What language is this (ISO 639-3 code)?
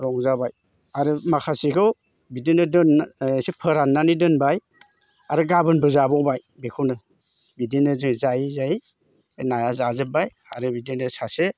brx